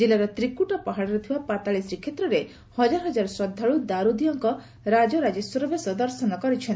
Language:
Odia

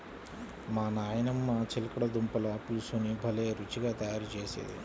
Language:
Telugu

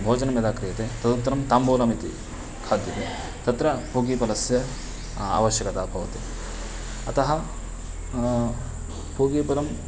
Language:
Sanskrit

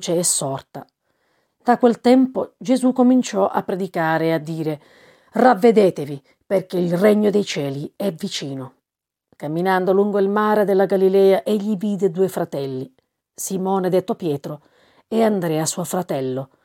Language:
Italian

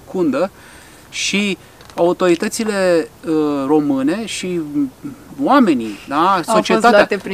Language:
Romanian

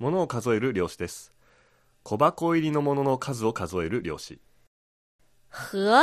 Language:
Japanese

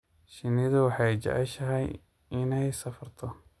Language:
Somali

